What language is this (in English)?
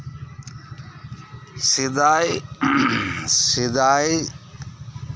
Santali